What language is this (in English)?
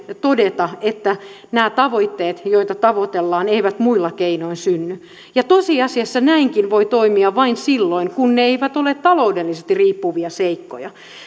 Finnish